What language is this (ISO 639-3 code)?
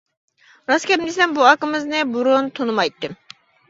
uig